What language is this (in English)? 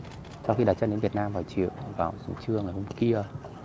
Vietnamese